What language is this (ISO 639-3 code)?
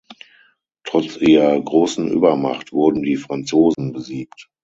deu